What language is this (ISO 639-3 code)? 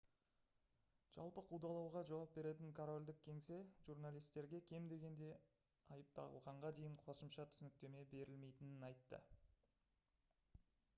kaz